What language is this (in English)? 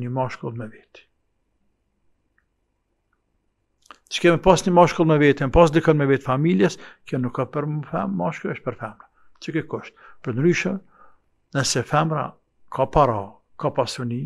Arabic